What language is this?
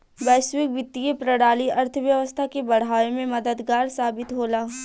Bhojpuri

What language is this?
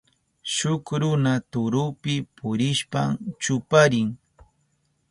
Southern Pastaza Quechua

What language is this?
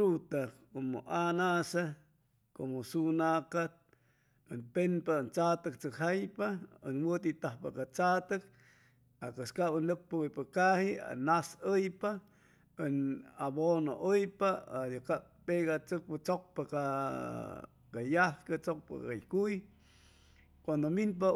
Chimalapa Zoque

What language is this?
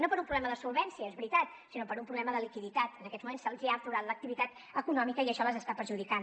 Catalan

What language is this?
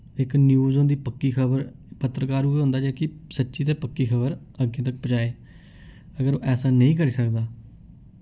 Dogri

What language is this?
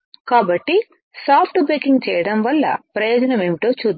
Telugu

